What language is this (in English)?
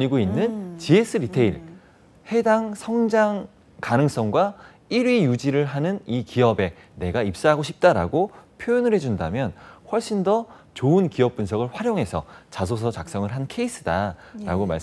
Korean